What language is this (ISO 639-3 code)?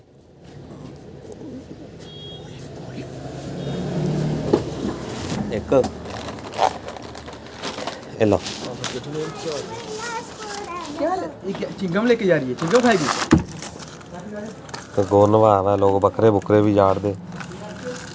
doi